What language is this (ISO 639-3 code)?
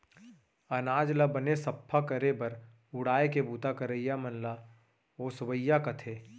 hne